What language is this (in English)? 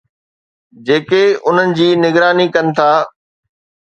Sindhi